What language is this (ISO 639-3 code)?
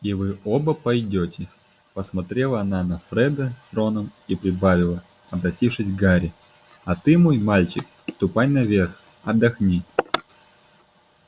rus